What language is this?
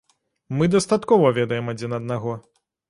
Belarusian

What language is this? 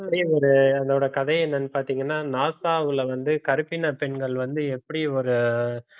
Tamil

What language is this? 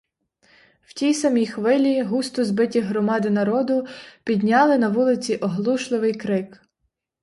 Ukrainian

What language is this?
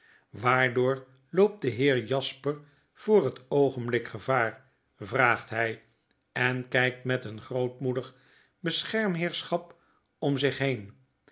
Dutch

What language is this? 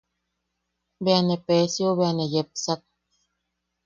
Yaqui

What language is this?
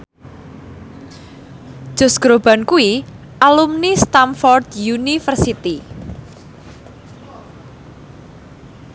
Javanese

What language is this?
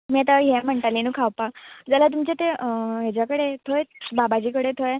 Konkani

